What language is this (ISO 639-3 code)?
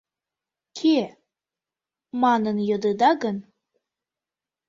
chm